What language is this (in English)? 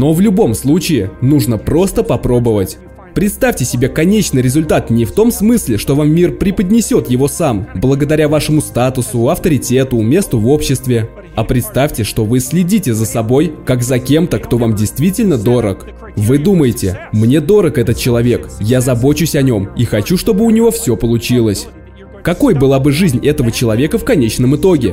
Russian